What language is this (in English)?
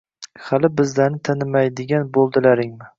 Uzbek